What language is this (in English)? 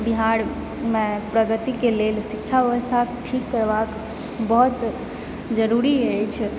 Maithili